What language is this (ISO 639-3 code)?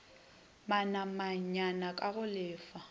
nso